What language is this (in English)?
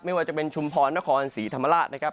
Thai